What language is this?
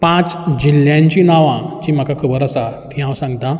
Konkani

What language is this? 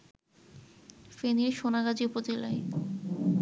Bangla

